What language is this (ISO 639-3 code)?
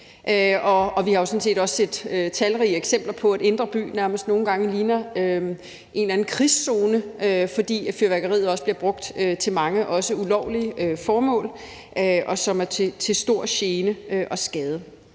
dan